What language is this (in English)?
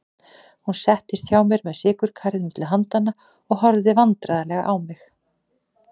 Icelandic